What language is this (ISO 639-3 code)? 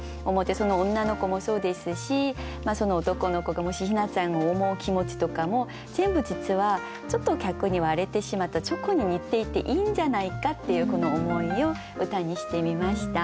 jpn